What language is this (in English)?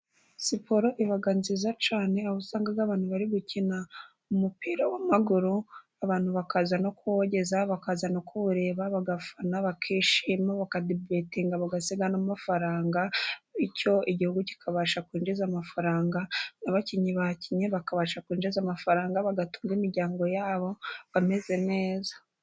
Kinyarwanda